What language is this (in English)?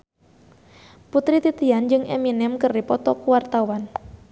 Sundanese